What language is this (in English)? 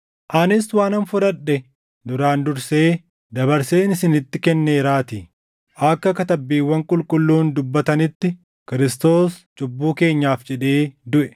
Oromo